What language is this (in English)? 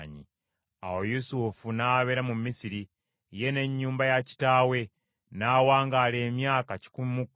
Ganda